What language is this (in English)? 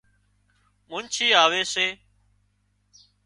Wadiyara Koli